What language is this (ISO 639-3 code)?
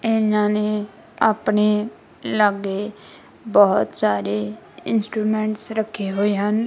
pan